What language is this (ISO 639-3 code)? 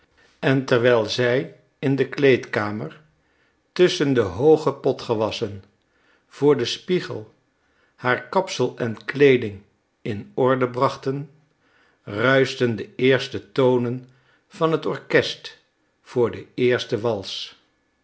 nld